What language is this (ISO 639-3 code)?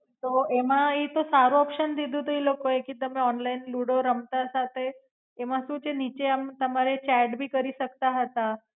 guj